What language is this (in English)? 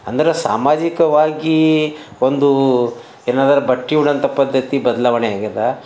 Kannada